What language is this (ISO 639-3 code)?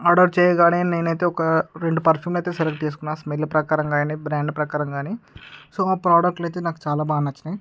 tel